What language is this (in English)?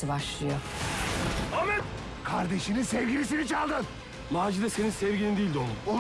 Turkish